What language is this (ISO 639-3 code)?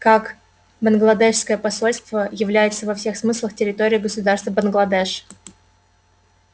rus